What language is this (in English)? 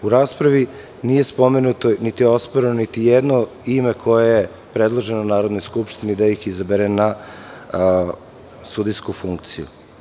Serbian